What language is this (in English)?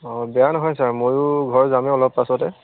Assamese